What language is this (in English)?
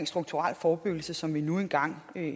Danish